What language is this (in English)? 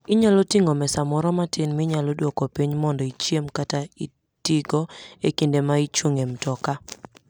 Luo (Kenya and Tanzania)